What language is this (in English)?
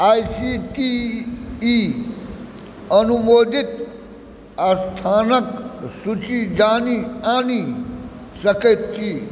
Maithili